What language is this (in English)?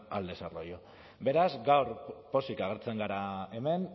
Basque